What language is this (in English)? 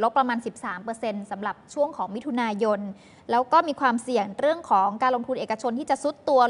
Thai